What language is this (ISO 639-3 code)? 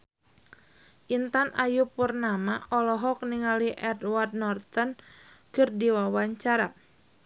sun